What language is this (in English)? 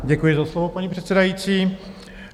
Czech